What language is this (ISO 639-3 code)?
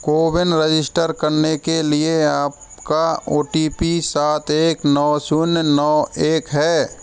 hin